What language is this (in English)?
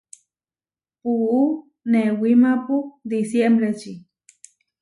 Huarijio